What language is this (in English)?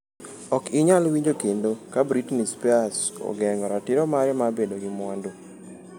Luo (Kenya and Tanzania)